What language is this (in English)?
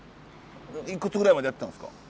Japanese